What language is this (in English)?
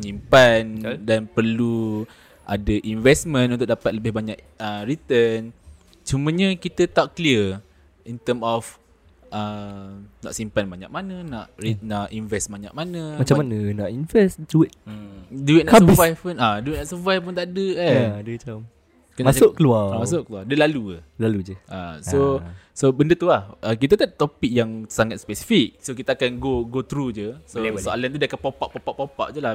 Malay